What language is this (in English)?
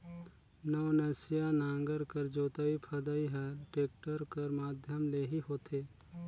Chhattisgarhi